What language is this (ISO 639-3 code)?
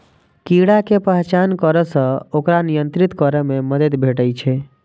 mai